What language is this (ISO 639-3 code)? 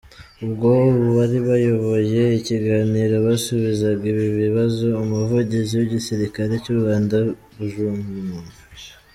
kin